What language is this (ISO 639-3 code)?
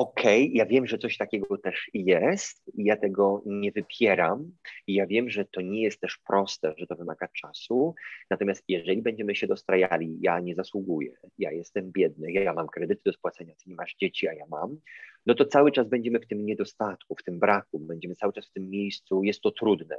pol